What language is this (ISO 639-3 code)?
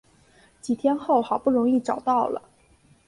zho